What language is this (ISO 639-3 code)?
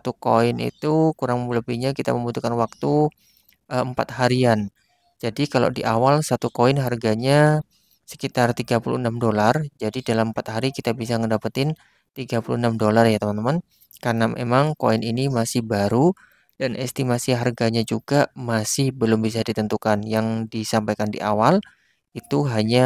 ind